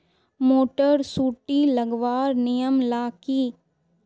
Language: Magahi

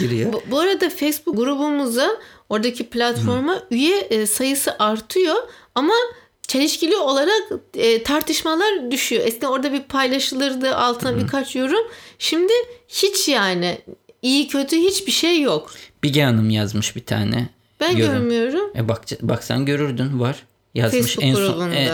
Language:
Turkish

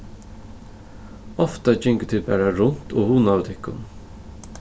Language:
Faroese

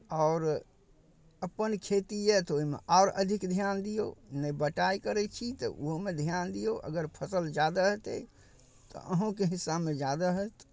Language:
Maithili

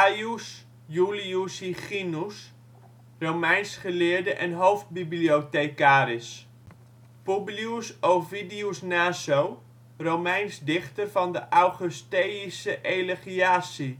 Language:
Dutch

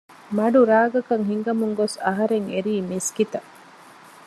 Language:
Divehi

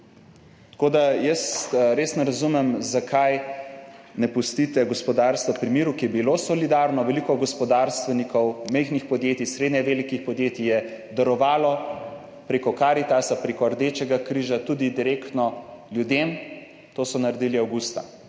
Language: Slovenian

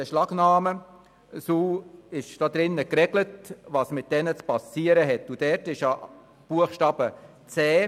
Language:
Swiss German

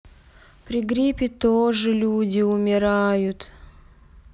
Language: Russian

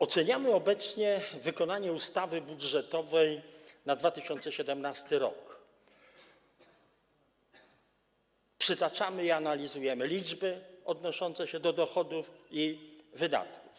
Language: Polish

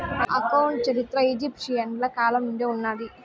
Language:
Telugu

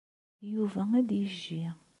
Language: Kabyle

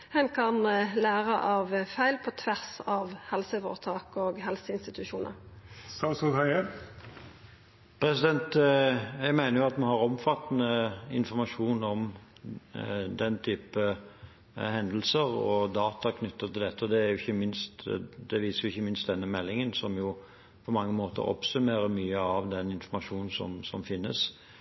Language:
Norwegian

